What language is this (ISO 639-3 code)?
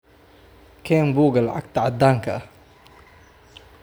som